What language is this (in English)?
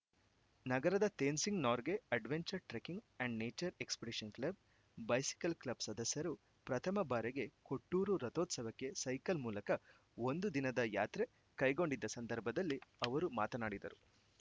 Kannada